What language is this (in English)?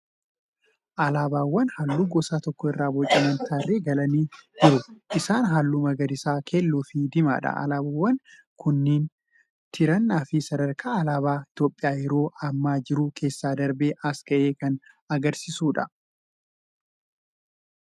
Oromo